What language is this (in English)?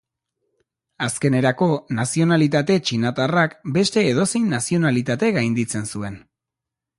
Basque